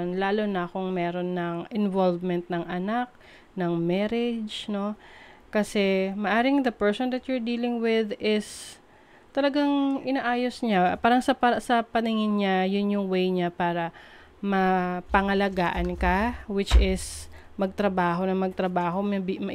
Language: Filipino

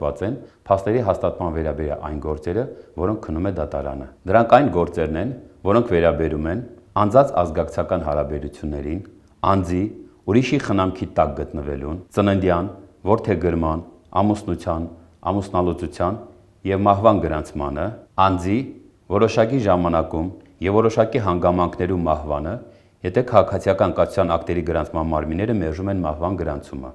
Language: Turkish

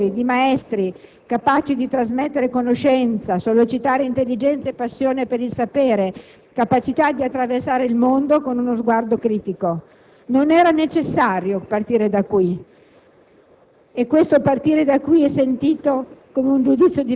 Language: Italian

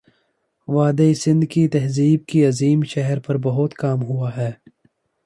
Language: Urdu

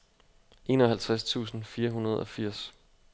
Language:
Danish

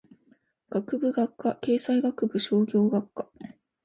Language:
Japanese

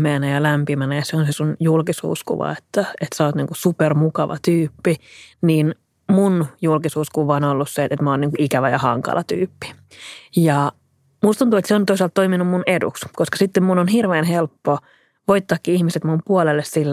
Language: Finnish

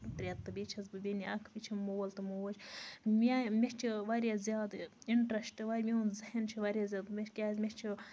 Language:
Kashmiri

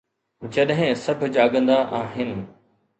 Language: Sindhi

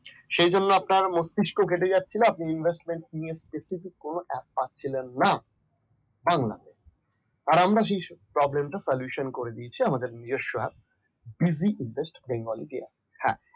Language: Bangla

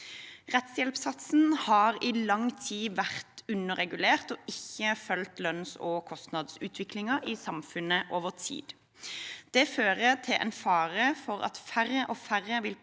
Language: Norwegian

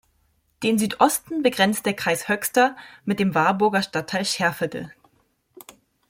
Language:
German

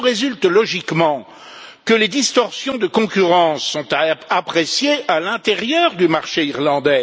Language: French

